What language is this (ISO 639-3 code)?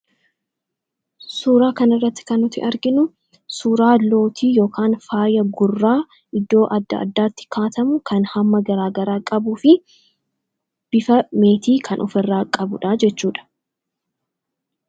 orm